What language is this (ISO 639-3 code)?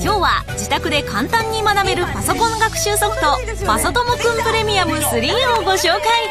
jpn